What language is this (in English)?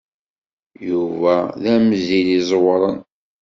Kabyle